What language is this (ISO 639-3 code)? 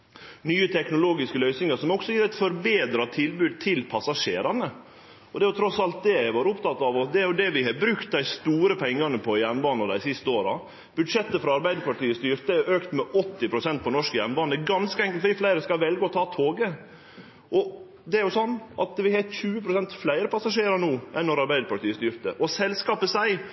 nno